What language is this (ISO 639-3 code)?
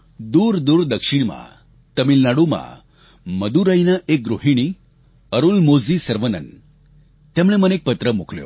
guj